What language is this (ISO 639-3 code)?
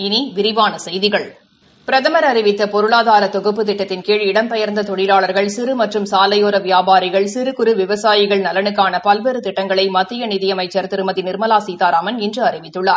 tam